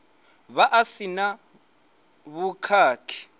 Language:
Venda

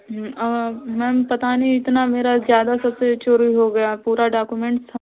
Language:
Hindi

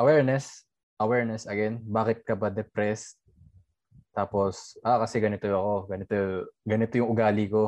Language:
Filipino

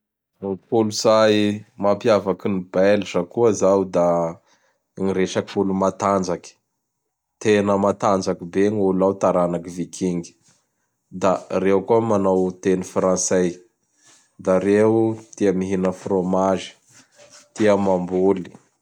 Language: Bara Malagasy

